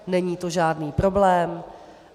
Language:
Czech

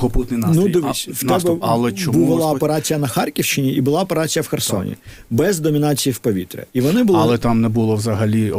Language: Ukrainian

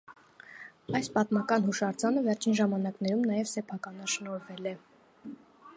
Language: Armenian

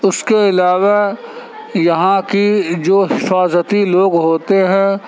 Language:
Urdu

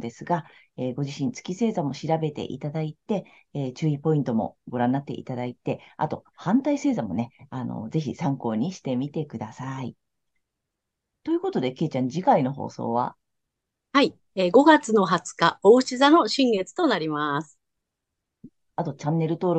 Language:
Japanese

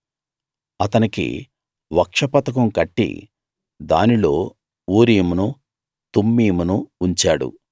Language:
Telugu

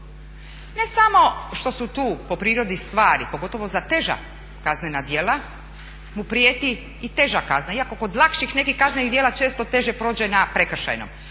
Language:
Croatian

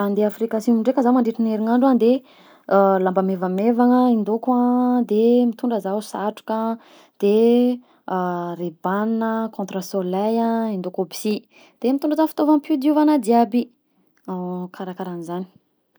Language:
Southern Betsimisaraka Malagasy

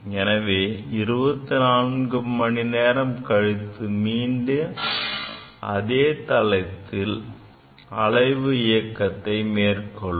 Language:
Tamil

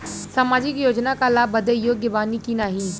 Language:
Bhojpuri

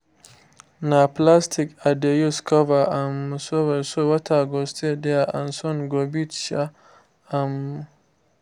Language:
Nigerian Pidgin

